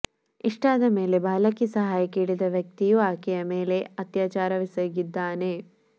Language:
Kannada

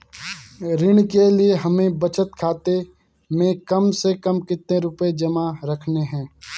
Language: Hindi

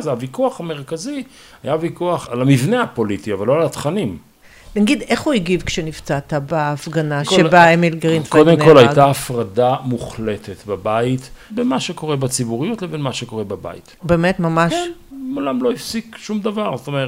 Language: Hebrew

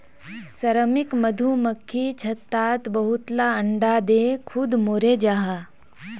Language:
Magahi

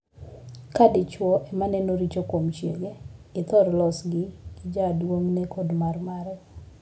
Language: Luo (Kenya and Tanzania)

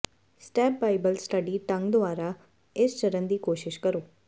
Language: Punjabi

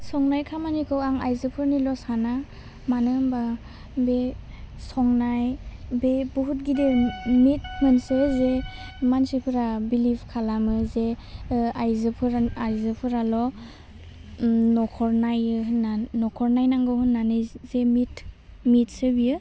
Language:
Bodo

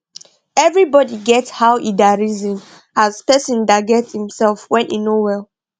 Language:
Nigerian Pidgin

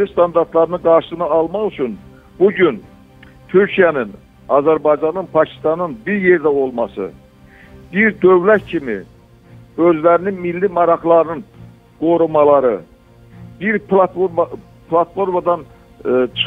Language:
Turkish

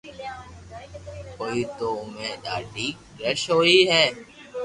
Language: Loarki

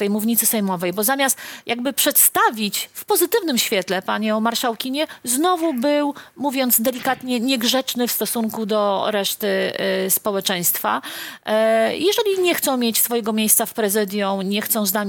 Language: Polish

